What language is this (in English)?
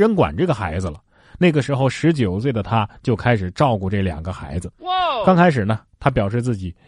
Chinese